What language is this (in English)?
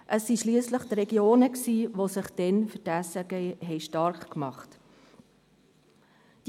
Swiss German